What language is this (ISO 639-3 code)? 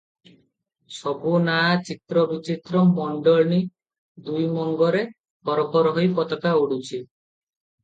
ori